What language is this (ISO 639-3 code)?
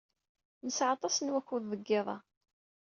kab